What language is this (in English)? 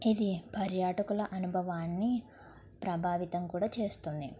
Telugu